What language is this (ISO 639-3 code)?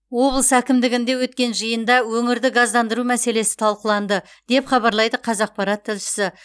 kaz